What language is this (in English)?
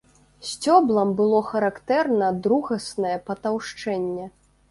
Belarusian